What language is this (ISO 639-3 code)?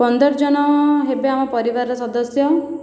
ori